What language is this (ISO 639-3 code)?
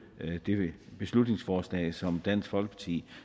dan